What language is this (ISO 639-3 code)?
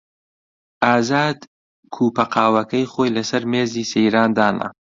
ckb